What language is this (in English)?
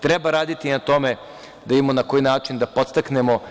Serbian